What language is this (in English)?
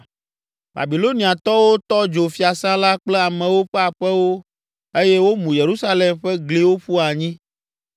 Ewe